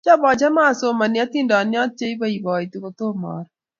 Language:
Kalenjin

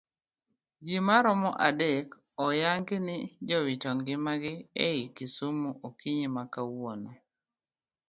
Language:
Luo (Kenya and Tanzania)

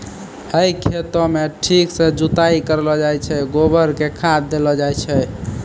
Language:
Maithili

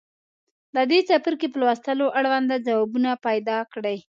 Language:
Pashto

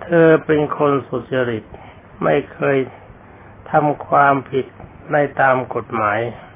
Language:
Thai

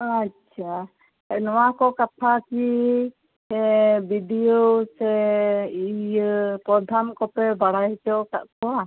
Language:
Santali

